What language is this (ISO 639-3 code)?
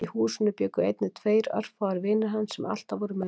isl